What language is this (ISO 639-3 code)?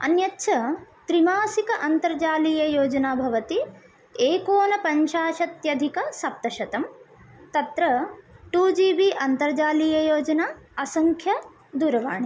san